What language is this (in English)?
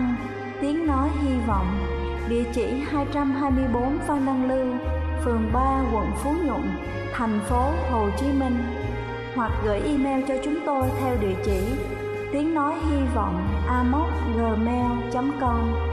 Vietnamese